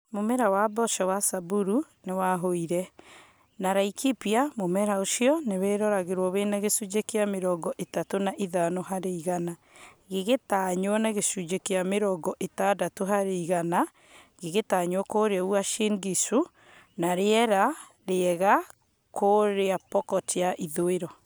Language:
Kikuyu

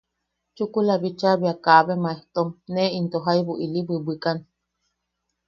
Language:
Yaqui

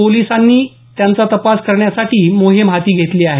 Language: Marathi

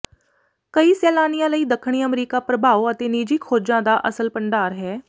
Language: Punjabi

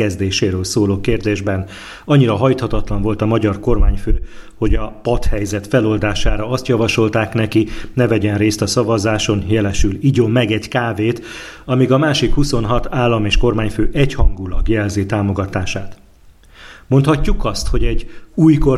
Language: Hungarian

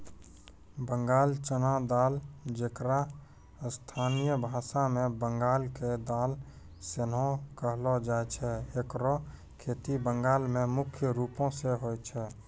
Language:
Maithili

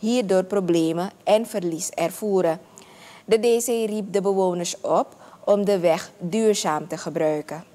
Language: Dutch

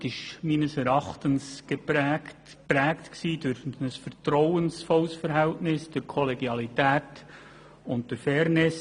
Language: Swiss German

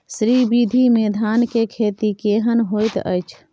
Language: Maithili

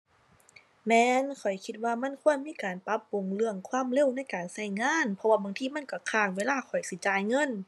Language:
Thai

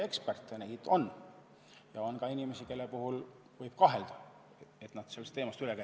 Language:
Estonian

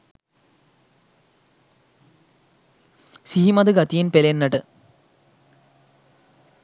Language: Sinhala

